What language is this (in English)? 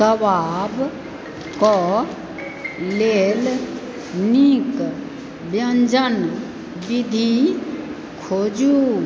Maithili